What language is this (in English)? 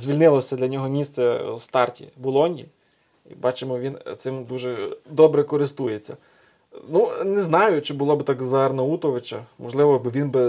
Ukrainian